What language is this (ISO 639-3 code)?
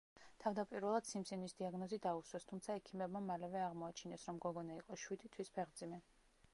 kat